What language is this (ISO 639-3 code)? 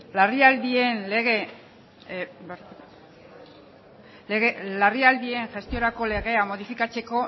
eus